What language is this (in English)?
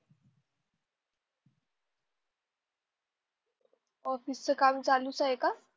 Marathi